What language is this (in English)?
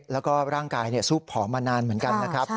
Thai